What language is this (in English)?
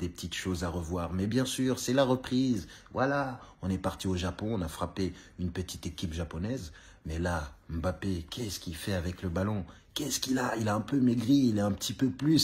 French